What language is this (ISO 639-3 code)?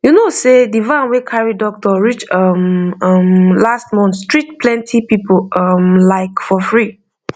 pcm